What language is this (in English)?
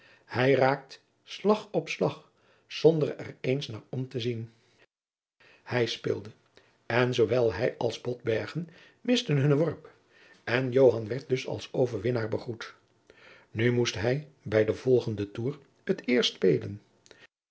Dutch